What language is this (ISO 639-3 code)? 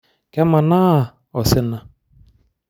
mas